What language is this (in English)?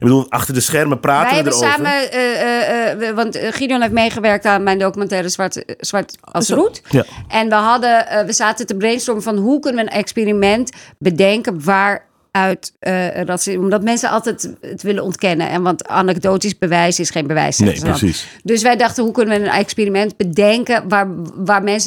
Dutch